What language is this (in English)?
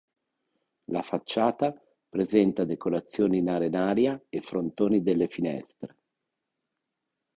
Italian